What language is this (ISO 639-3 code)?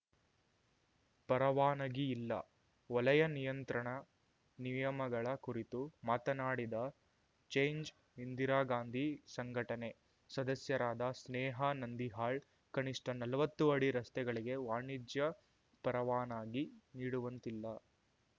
kan